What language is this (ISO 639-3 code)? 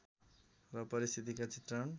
nep